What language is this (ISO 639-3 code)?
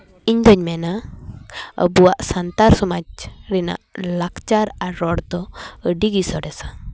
sat